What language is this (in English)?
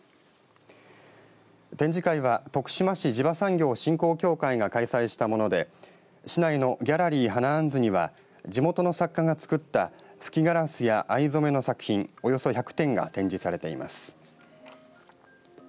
Japanese